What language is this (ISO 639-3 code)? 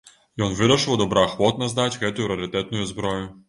bel